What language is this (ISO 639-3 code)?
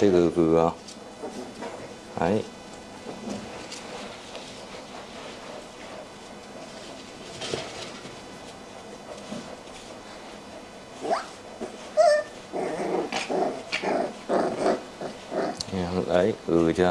vie